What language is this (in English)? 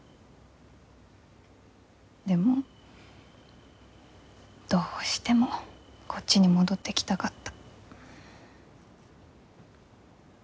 Japanese